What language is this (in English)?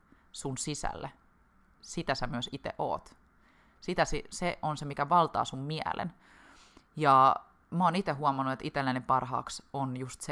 Finnish